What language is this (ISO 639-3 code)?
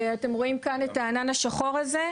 heb